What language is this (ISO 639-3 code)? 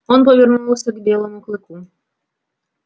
rus